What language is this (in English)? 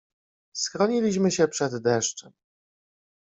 Polish